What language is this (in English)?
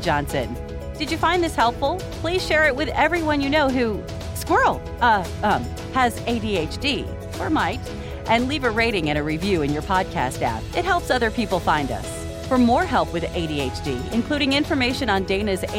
English